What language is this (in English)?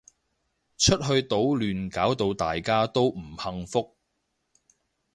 Cantonese